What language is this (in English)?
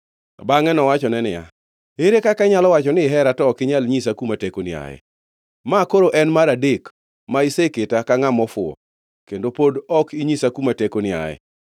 Luo (Kenya and Tanzania)